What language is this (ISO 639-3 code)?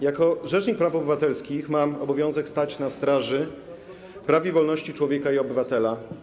pol